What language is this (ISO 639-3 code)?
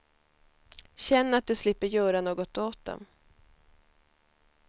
swe